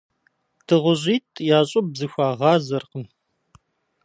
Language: Kabardian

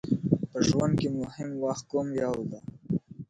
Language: Pashto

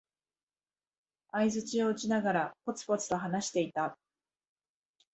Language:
Japanese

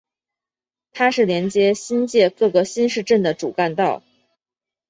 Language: Chinese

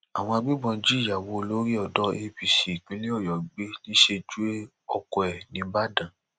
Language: Yoruba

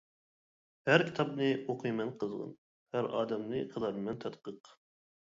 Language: Uyghur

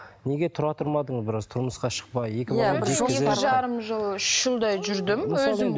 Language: Kazakh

